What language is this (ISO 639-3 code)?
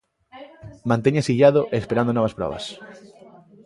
glg